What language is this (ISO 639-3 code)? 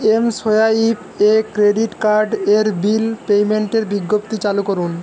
ben